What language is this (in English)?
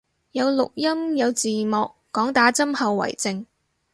Cantonese